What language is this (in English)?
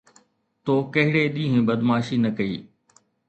Sindhi